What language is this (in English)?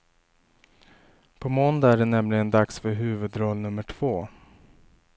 Swedish